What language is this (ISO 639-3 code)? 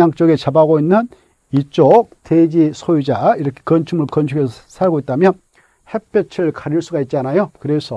kor